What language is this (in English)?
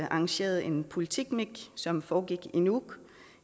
Danish